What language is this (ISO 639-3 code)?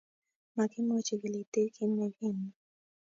kln